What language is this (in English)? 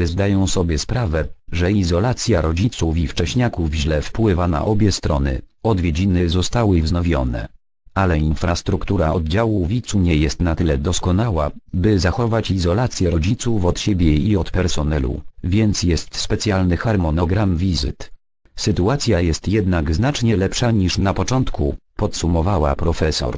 Polish